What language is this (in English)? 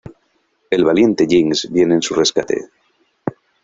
Spanish